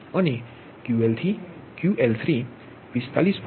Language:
Gujarati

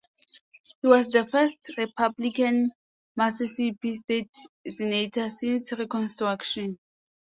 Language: English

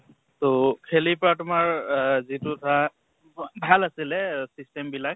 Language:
Assamese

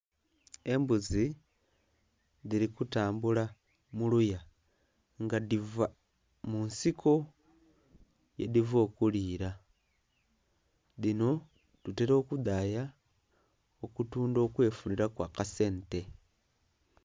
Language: Soga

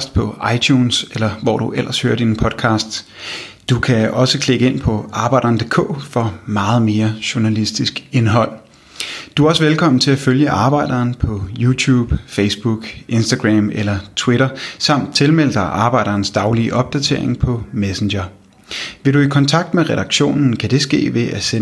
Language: Danish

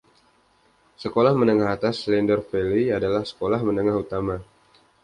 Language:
Indonesian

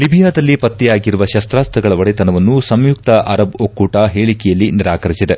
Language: Kannada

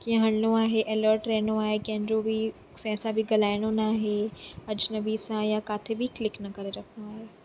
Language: Sindhi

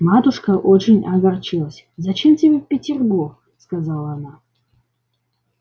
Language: Russian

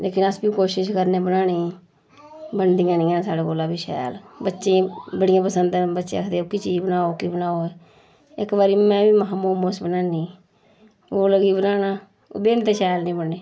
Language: Dogri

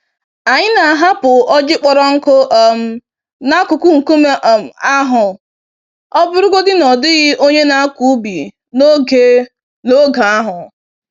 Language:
Igbo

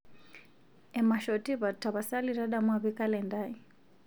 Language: Masai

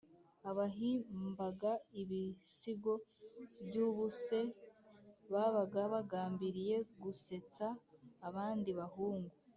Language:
Kinyarwanda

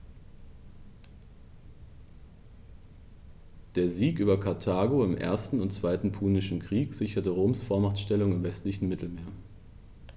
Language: German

